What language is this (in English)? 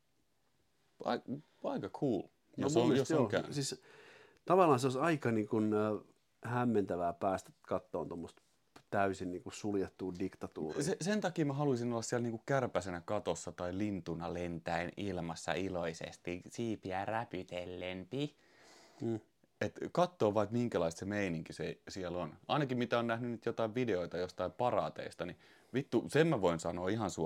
Finnish